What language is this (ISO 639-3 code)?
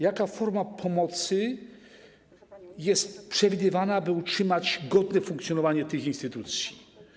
pol